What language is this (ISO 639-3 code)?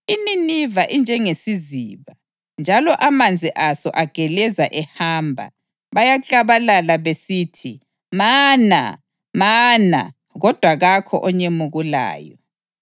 nde